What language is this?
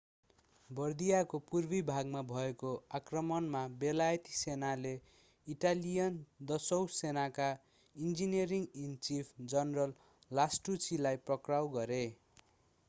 Nepali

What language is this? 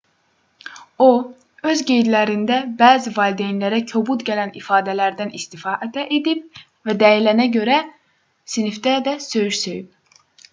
Azerbaijani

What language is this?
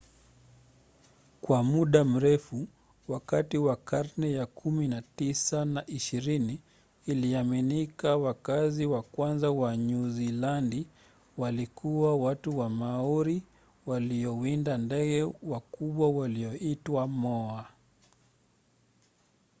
Swahili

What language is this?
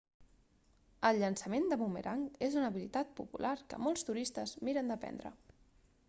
Catalan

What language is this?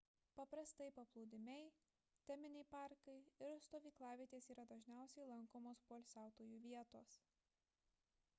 Lithuanian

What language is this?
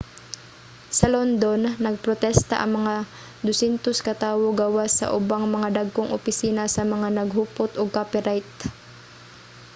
Cebuano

